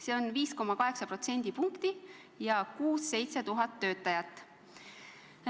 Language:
Estonian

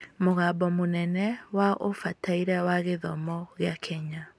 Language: Kikuyu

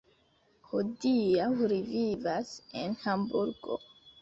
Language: Esperanto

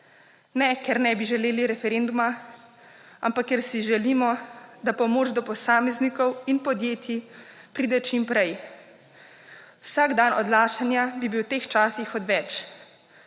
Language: Slovenian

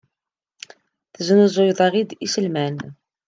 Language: Kabyle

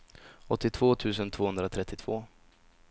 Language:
Swedish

